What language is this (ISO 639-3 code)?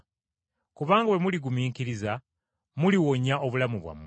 lug